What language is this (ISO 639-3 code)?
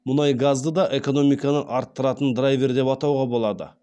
kaz